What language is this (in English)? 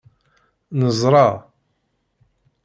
Kabyle